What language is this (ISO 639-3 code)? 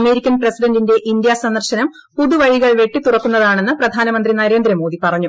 mal